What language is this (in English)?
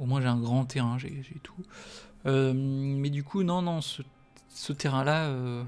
French